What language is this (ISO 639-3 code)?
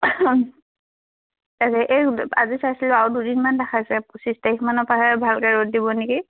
asm